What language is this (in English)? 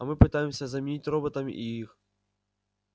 Russian